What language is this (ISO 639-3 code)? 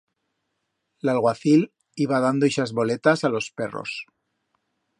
arg